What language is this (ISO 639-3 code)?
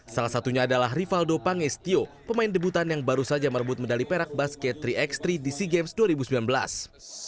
ind